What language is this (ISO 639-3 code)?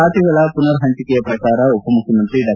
kan